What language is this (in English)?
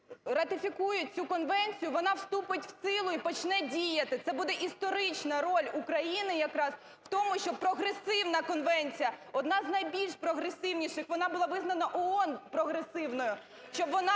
Ukrainian